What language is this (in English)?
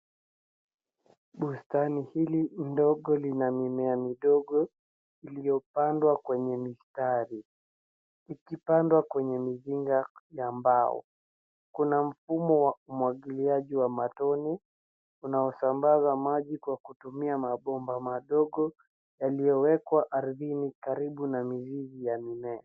Swahili